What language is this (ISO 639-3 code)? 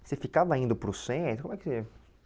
por